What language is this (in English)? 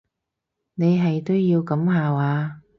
Cantonese